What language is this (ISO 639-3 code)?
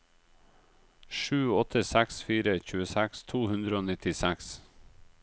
nor